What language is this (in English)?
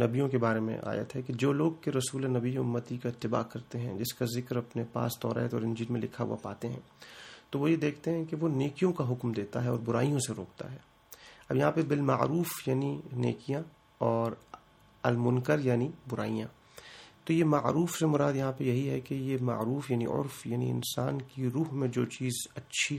Urdu